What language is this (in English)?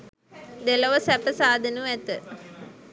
Sinhala